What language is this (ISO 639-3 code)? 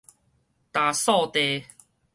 nan